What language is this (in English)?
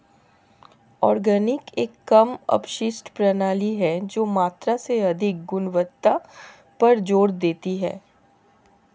Hindi